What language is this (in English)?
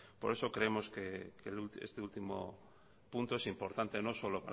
Spanish